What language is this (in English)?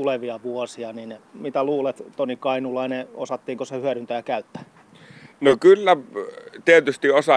Finnish